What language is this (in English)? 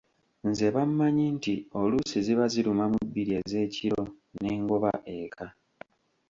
Ganda